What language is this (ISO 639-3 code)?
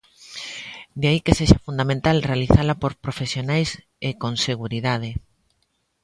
glg